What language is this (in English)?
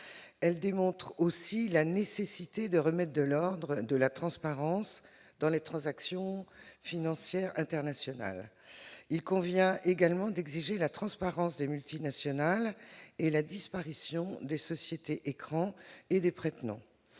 French